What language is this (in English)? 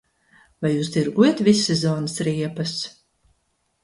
Latvian